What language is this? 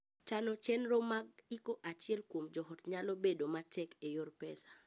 Luo (Kenya and Tanzania)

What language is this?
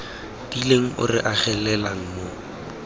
Tswana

